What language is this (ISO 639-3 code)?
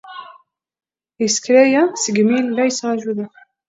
kab